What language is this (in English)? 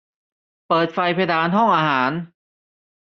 Thai